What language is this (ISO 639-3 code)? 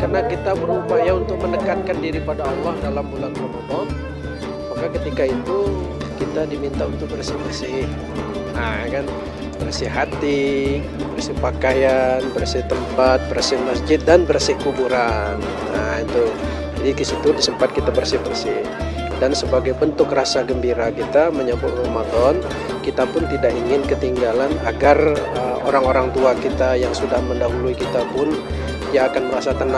ind